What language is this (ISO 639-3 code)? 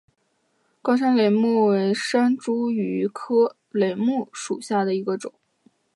zho